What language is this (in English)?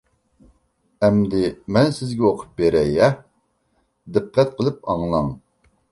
Uyghur